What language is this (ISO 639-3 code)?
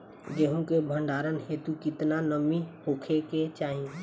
bho